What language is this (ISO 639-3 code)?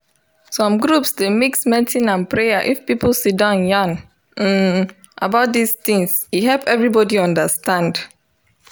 pcm